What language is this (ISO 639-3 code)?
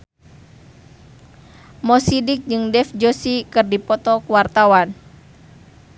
sun